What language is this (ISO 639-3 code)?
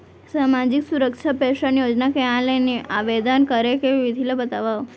hne